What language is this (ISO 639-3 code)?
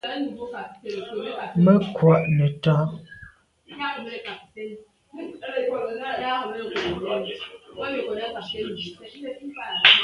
byv